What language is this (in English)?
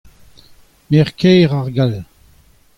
Breton